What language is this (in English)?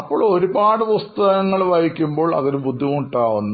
Malayalam